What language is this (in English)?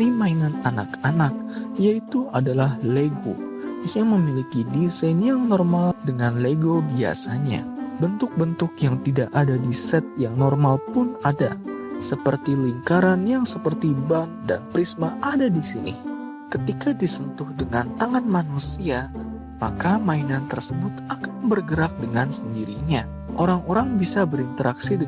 Indonesian